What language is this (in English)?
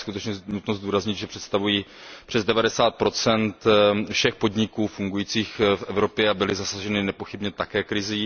Czech